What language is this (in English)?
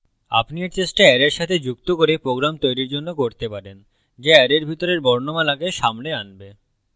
Bangla